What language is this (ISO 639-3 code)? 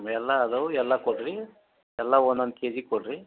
kan